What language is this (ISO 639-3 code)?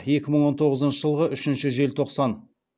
kaz